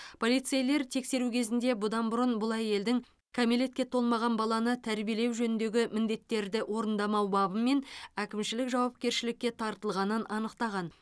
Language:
Kazakh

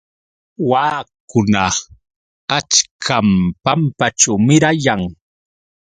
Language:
Yauyos Quechua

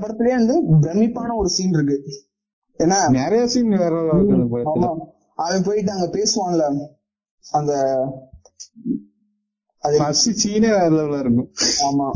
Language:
Tamil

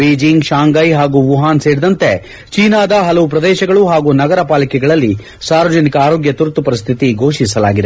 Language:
Kannada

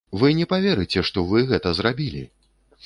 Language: Belarusian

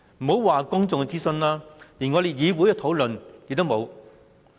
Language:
Cantonese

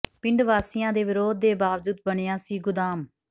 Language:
Punjabi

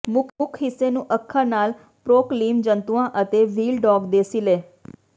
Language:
Punjabi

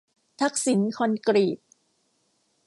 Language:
Thai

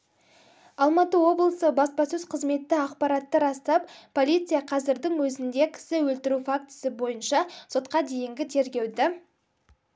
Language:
Kazakh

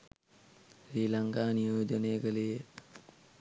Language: Sinhala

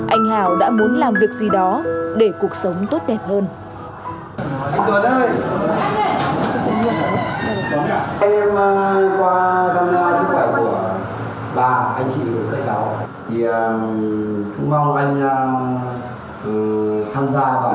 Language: Vietnamese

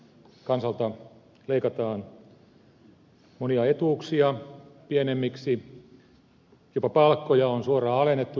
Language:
Finnish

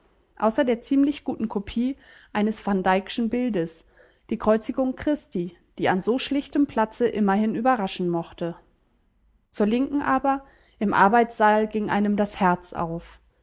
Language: German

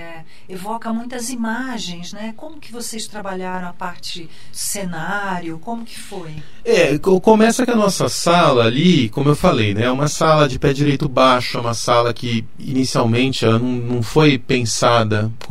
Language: Portuguese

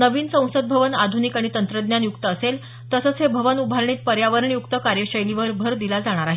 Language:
Marathi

